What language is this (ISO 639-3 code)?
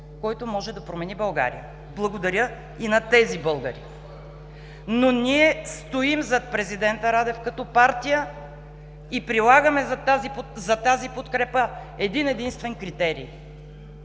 bul